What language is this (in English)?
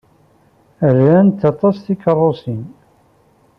Kabyle